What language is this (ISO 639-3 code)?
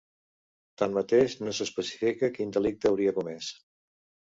cat